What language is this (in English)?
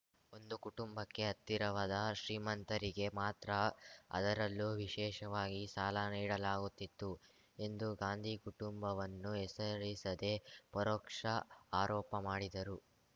Kannada